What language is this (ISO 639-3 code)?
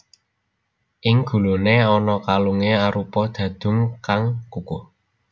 jav